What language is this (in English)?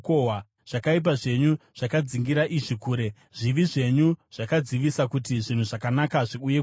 Shona